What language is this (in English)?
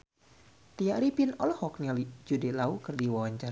Sundanese